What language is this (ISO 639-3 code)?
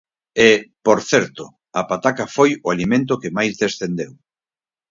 glg